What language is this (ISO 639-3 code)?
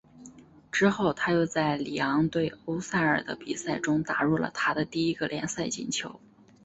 zho